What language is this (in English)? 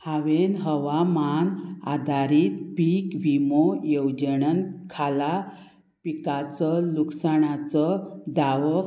Konkani